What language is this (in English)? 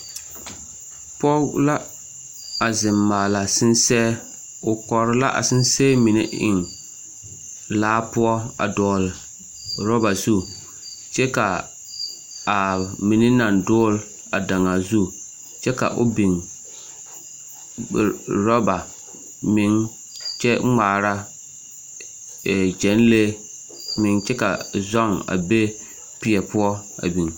Southern Dagaare